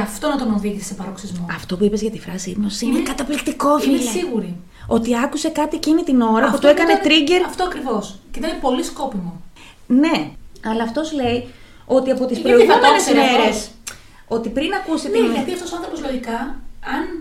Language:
Greek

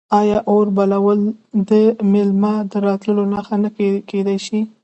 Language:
Pashto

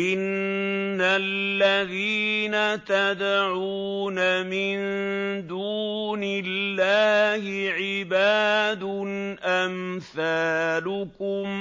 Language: Arabic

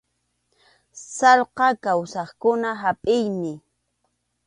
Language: Arequipa-La Unión Quechua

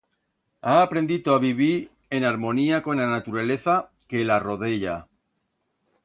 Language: Aragonese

